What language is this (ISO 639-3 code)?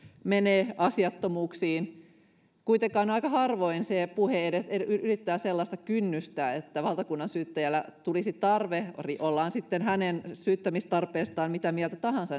fin